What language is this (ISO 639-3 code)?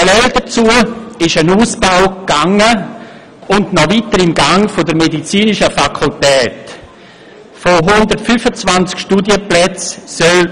gsw